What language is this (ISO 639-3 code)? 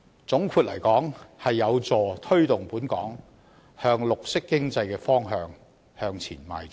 yue